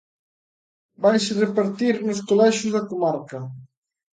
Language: Galician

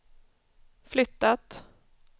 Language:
Swedish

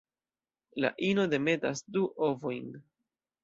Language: Esperanto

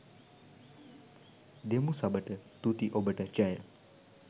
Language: Sinhala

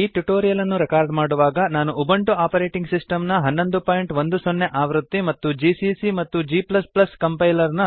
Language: Kannada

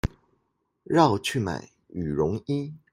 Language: Chinese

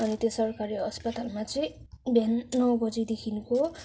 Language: Nepali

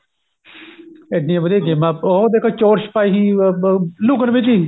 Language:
Punjabi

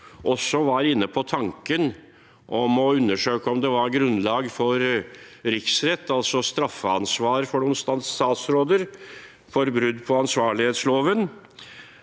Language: Norwegian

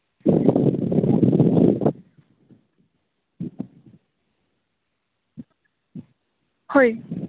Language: Santali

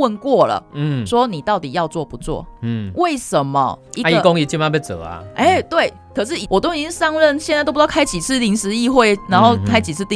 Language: Chinese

